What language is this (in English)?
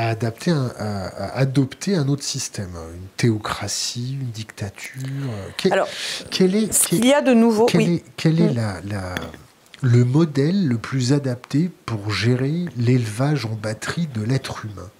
French